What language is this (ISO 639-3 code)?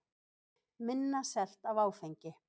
isl